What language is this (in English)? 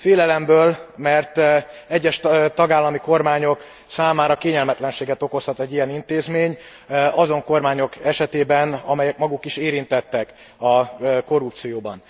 Hungarian